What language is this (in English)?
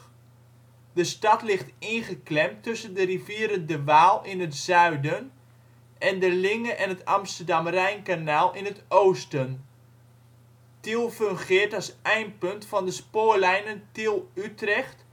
Dutch